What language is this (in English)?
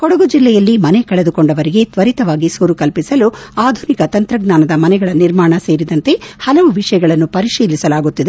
Kannada